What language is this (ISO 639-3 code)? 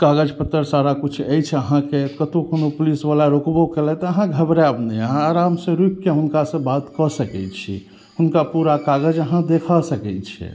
mai